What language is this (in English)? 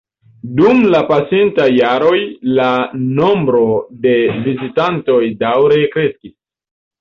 Esperanto